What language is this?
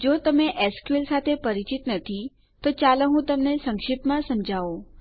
Gujarati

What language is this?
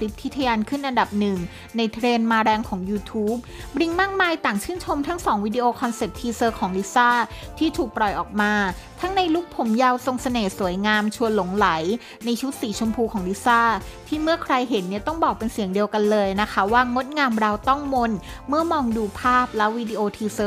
Thai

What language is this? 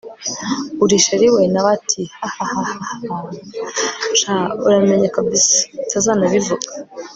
Kinyarwanda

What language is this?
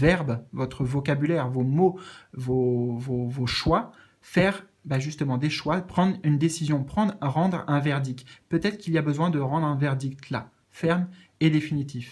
French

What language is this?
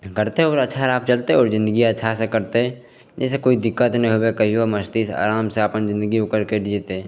Maithili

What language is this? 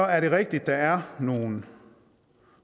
Danish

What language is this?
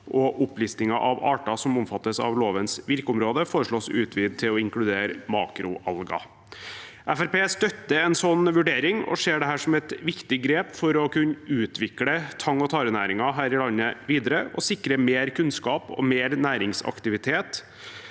Norwegian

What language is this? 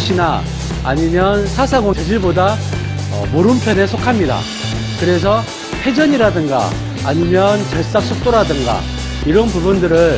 Korean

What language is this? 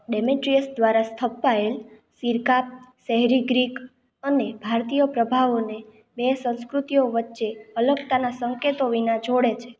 Gujarati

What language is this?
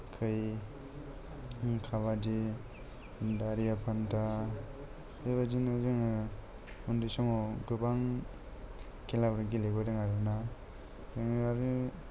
Bodo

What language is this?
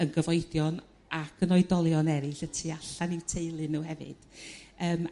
Welsh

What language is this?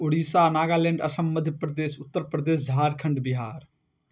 Maithili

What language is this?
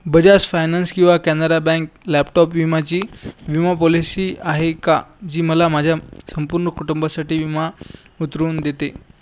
Marathi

